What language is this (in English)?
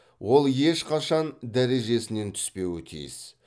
Kazakh